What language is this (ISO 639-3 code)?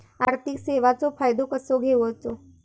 mar